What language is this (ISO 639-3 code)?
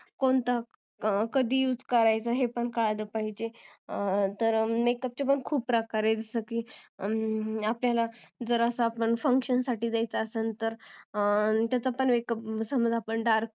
mar